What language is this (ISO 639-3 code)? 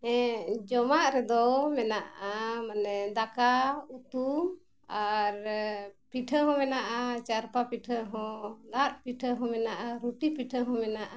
sat